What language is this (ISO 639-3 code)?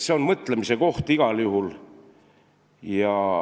est